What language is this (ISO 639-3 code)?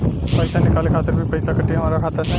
bho